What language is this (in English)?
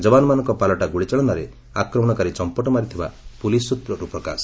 Odia